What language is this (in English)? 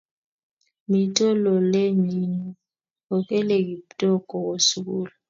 Kalenjin